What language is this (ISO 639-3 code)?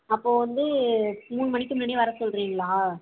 tam